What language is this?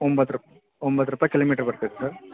Kannada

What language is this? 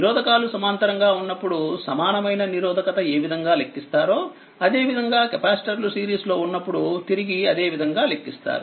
Telugu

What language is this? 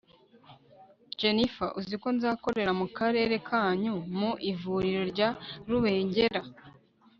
Kinyarwanda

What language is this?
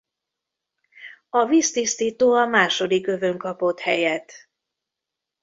Hungarian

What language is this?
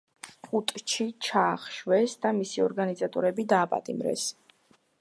Georgian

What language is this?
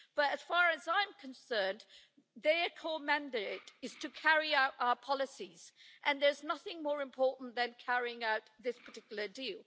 English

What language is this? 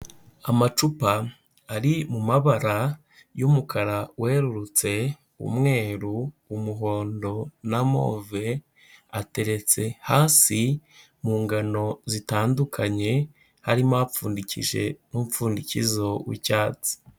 Kinyarwanda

